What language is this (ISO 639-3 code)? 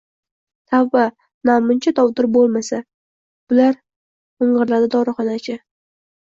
uzb